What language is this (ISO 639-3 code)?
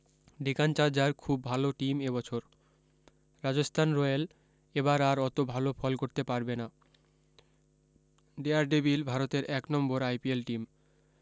ben